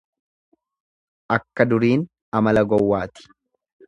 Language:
Oromo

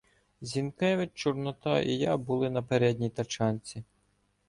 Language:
Ukrainian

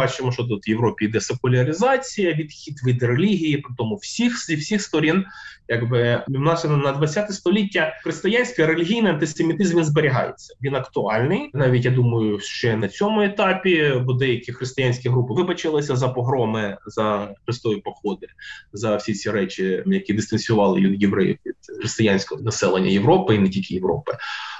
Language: Ukrainian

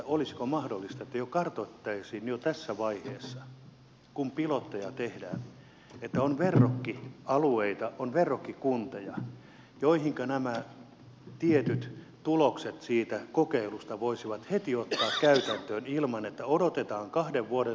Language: Finnish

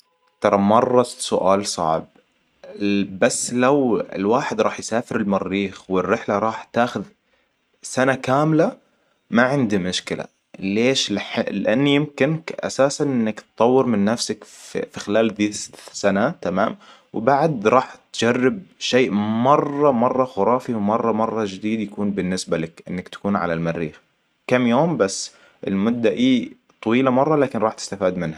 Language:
Hijazi Arabic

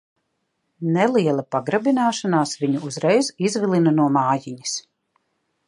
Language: Latvian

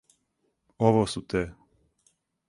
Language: Serbian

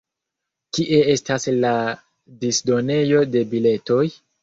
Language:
Esperanto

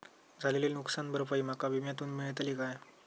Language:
Marathi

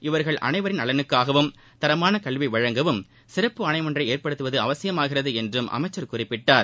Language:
Tamil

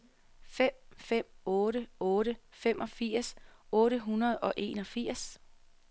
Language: Danish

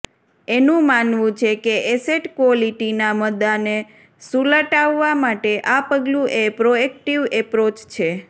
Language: Gujarati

